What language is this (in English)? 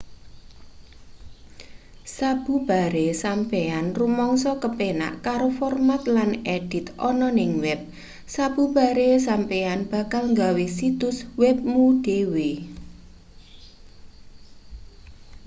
Javanese